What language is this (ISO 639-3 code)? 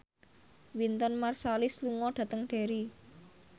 jav